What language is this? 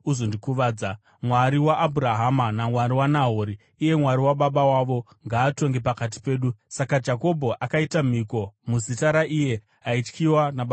Shona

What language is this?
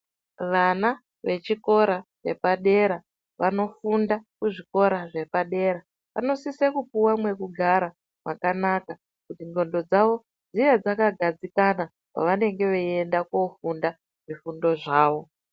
Ndau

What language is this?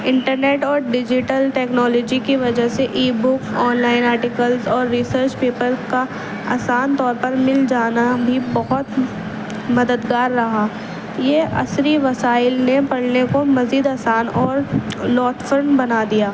Urdu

